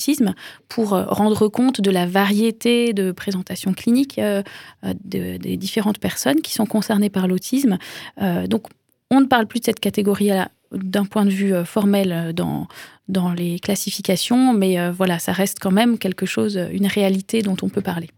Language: French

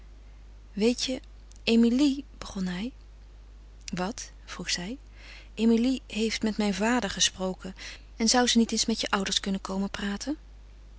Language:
Dutch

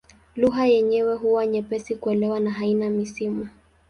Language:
Swahili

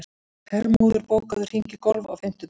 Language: Icelandic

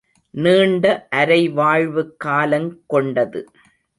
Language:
Tamil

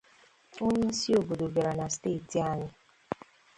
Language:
Igbo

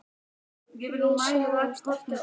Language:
Icelandic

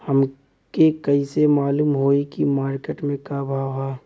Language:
Bhojpuri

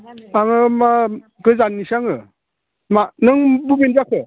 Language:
Bodo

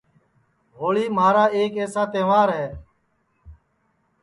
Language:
Sansi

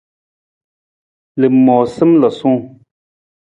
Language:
Nawdm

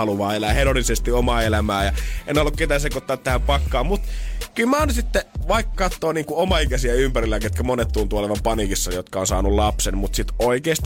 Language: Finnish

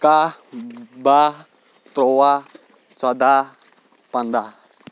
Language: Kashmiri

